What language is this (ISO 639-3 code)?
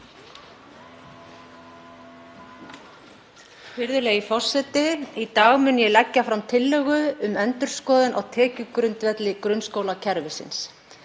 isl